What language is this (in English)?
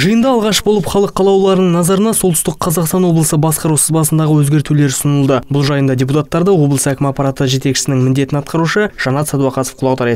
Russian